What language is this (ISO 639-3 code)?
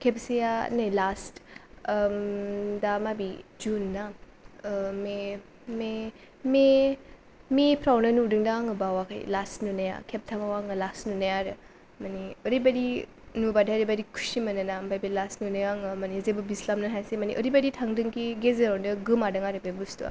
brx